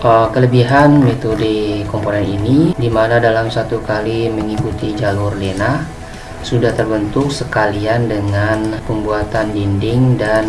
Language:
Indonesian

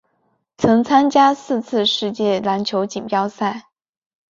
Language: Chinese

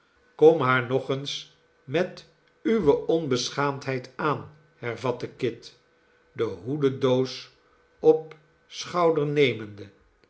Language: Dutch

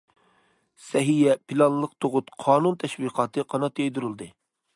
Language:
Uyghur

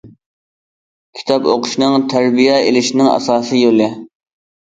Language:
Uyghur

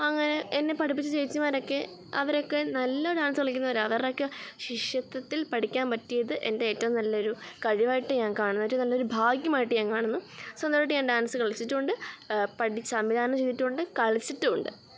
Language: Malayalam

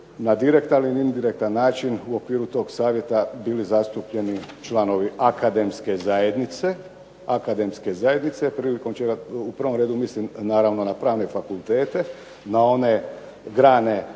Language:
Croatian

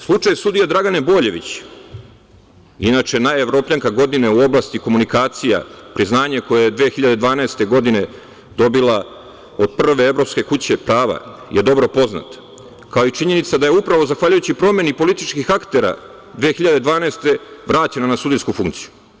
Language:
Serbian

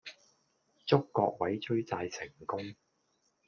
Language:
Cantonese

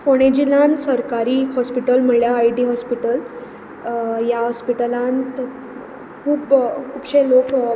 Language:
Konkani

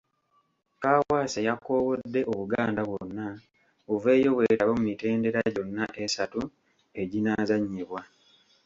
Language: Ganda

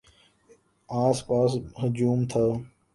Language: Urdu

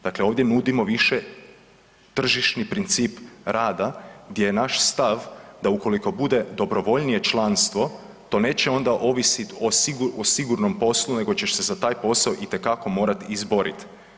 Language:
Croatian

